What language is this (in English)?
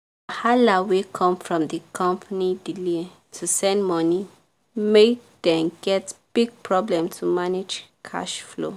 Nigerian Pidgin